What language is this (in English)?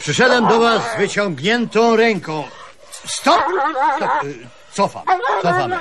Polish